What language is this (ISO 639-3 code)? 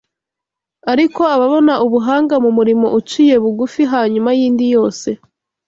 kin